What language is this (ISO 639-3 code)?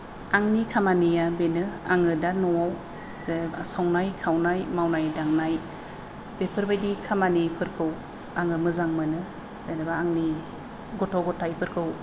brx